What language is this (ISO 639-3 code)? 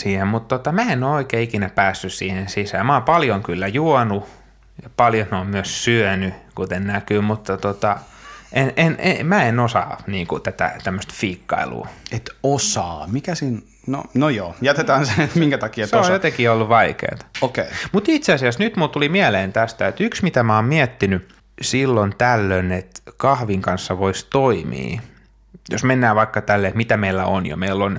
fin